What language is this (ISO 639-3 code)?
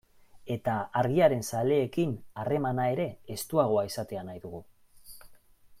eus